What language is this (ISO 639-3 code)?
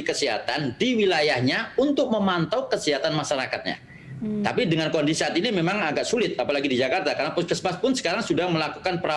ind